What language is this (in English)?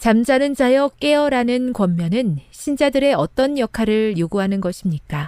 Korean